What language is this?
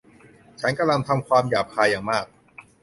Thai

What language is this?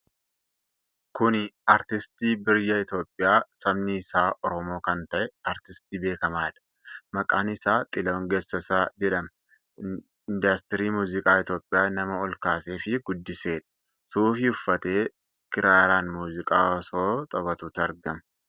Oromo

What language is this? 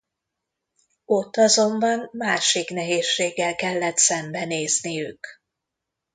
Hungarian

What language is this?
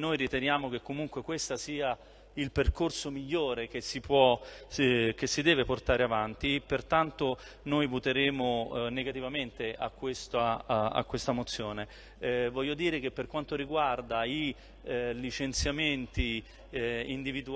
Italian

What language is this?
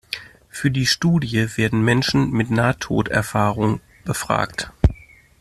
German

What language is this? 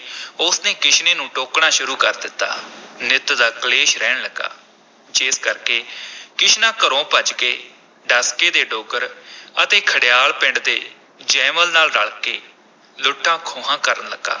Punjabi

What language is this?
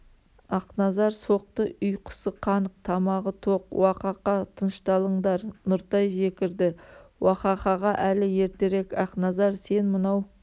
Kazakh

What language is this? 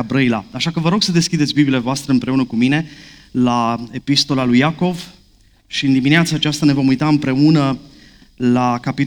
Romanian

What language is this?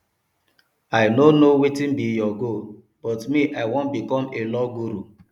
Nigerian Pidgin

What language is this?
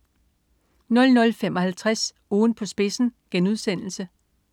Danish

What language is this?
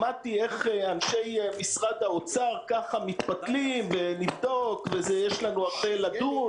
Hebrew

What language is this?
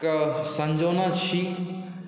Maithili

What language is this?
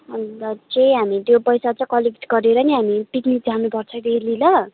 Nepali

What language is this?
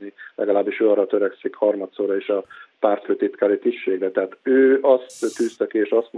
Hungarian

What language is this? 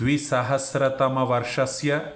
Sanskrit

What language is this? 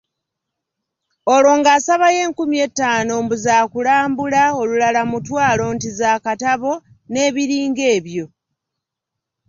Ganda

